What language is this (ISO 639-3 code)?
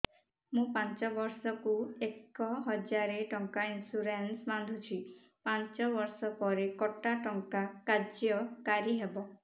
ori